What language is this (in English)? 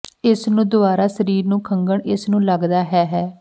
Punjabi